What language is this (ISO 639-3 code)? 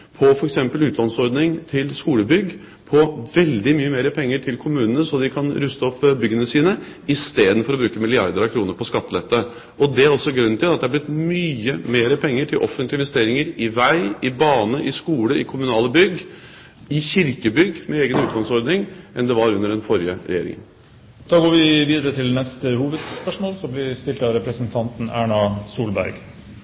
nob